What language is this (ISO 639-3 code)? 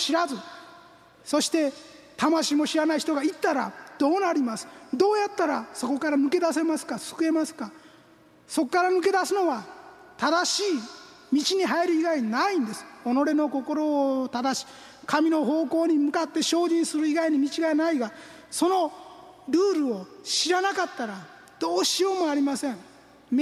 jpn